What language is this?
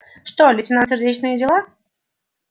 Russian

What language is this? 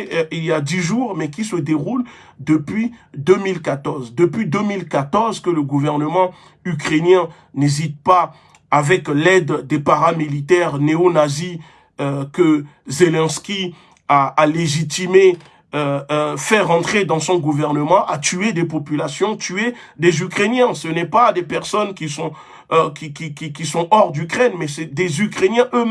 French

